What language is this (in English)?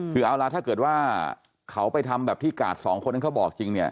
Thai